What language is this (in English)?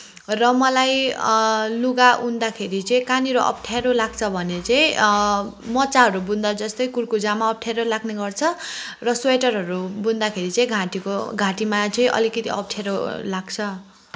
Nepali